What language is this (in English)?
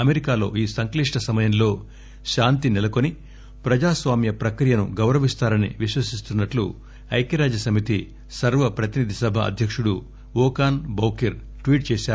Telugu